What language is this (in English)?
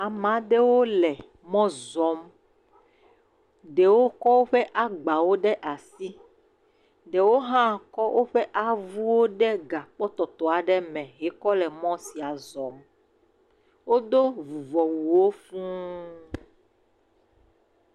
Ewe